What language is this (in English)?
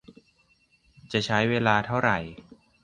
Thai